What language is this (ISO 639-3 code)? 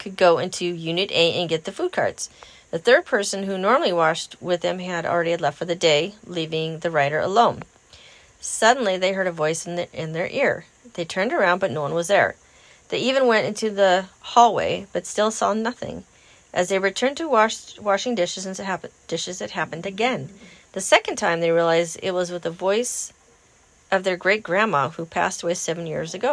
eng